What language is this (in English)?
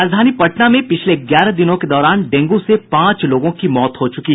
Hindi